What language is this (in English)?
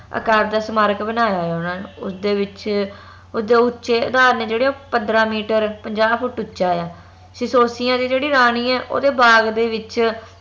Punjabi